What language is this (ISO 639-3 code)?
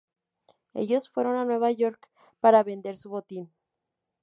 spa